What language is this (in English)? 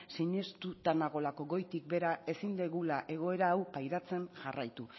Basque